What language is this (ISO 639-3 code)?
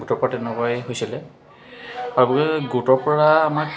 asm